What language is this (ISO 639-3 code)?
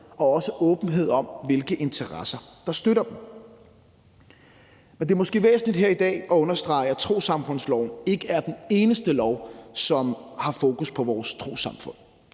dan